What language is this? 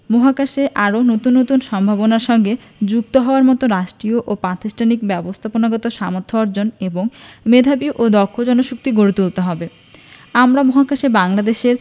Bangla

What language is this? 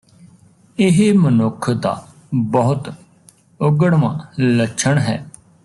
Punjabi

